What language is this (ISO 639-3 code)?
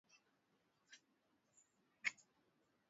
swa